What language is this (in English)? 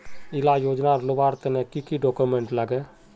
Magahi